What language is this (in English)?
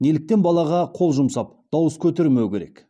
Kazakh